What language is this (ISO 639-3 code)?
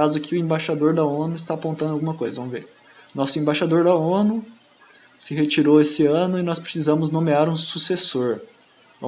por